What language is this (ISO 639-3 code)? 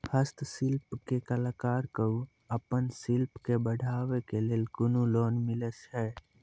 mai